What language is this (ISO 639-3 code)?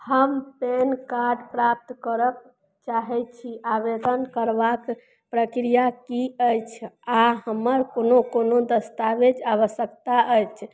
mai